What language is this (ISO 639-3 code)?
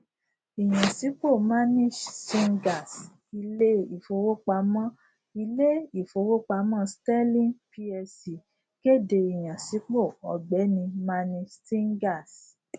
yor